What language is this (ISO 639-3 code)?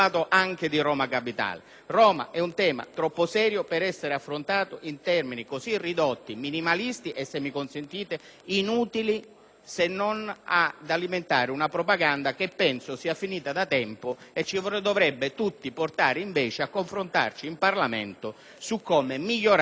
ita